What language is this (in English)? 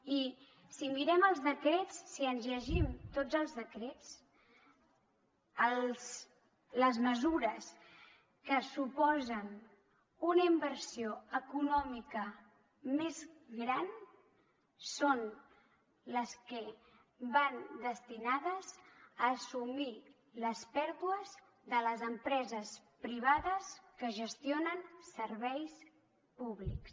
Catalan